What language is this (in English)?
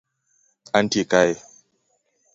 Luo (Kenya and Tanzania)